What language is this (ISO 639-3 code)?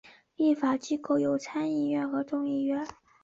zho